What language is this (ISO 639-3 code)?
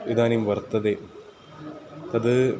san